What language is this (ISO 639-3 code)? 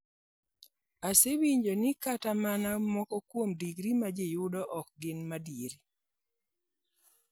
luo